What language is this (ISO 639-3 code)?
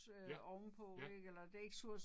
dan